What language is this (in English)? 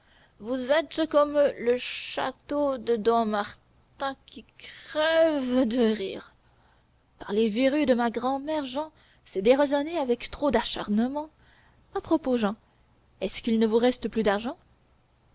French